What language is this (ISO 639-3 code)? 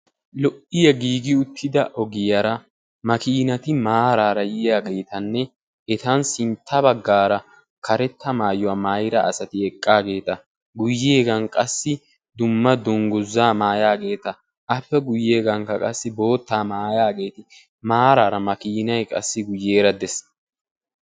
wal